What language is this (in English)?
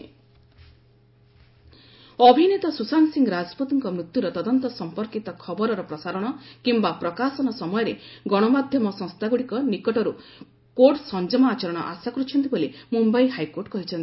Odia